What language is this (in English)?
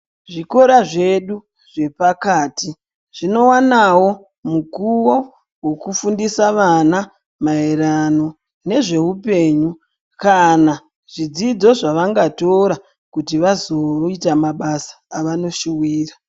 Ndau